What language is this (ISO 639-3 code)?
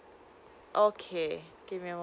eng